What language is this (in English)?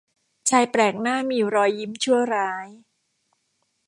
Thai